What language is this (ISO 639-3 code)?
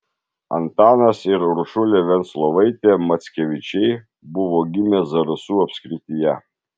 lit